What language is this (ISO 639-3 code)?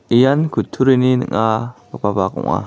grt